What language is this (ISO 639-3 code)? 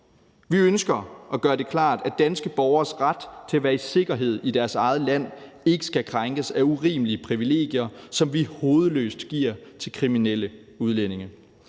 dan